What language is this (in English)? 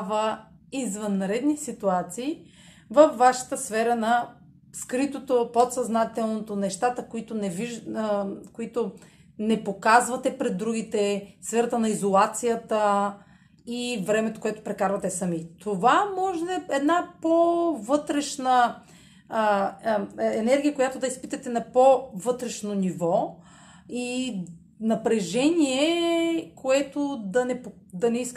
Bulgarian